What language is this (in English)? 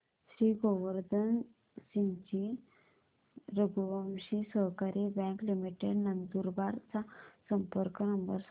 Marathi